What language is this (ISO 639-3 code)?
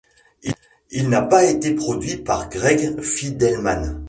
fra